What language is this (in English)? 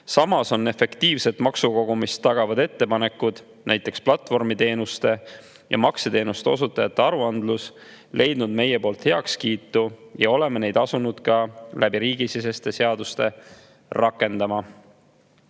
Estonian